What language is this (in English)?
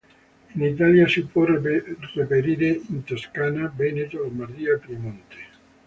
Italian